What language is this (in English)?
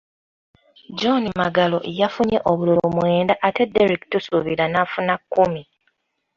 Ganda